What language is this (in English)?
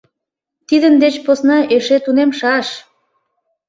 Mari